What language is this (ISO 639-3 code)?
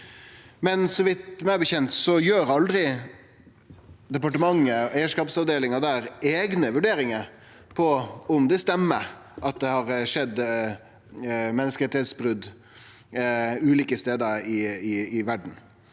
nor